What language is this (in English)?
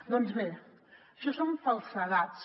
Catalan